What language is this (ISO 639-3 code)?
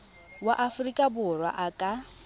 tsn